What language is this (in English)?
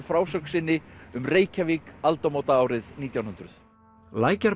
Icelandic